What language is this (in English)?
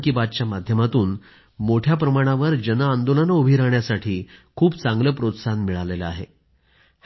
Marathi